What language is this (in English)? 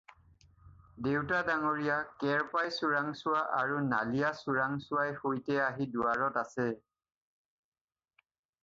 Assamese